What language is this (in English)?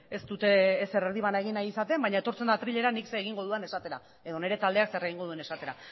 Basque